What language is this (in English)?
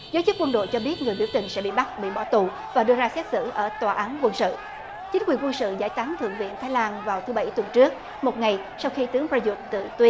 Vietnamese